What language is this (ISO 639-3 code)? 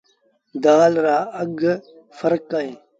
sbn